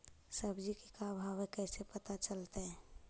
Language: Magahi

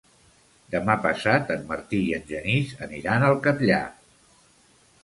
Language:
Catalan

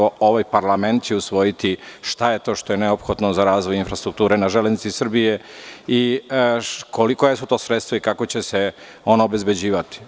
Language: Serbian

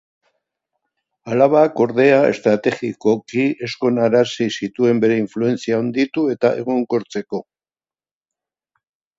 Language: Basque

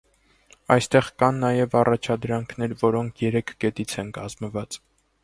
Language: Armenian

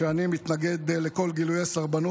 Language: Hebrew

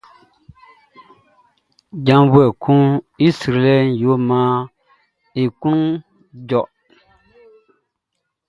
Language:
Baoulé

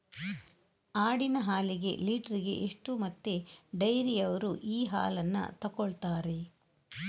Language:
Kannada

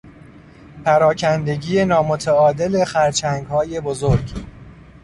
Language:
Persian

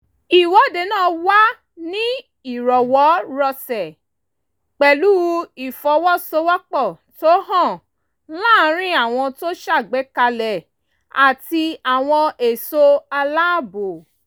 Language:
Yoruba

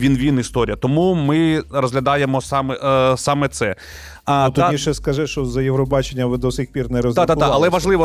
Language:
Ukrainian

